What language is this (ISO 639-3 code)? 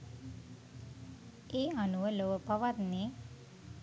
sin